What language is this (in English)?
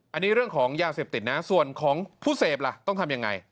Thai